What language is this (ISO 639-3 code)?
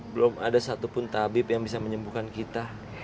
ind